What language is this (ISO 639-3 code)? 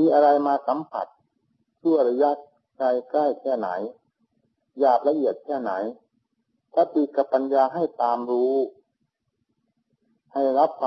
tha